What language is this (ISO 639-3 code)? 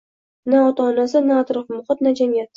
uzb